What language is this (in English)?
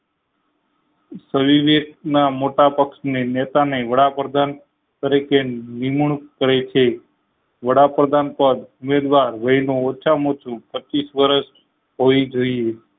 Gujarati